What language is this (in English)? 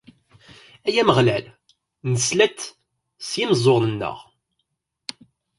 Kabyle